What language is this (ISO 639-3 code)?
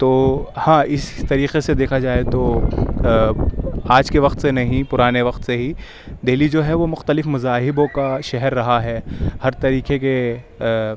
urd